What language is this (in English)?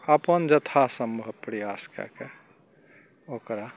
Maithili